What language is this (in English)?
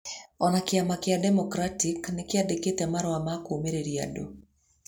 Kikuyu